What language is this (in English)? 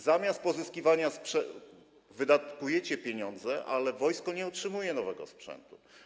Polish